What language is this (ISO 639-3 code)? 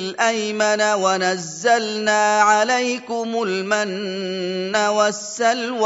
ara